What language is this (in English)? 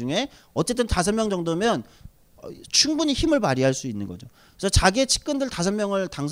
Korean